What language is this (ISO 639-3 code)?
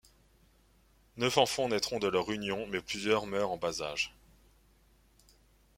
fra